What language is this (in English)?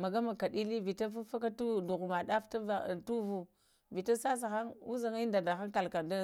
Lamang